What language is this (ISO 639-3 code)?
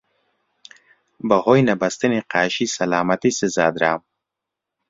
ckb